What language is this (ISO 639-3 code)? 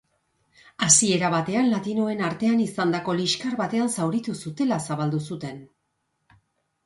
eus